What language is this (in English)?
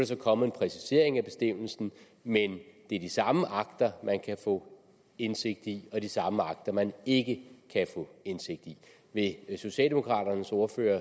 Danish